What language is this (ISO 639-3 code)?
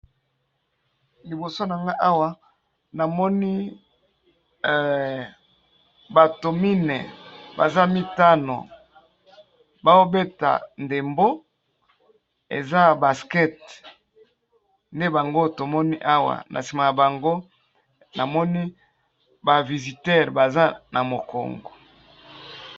lin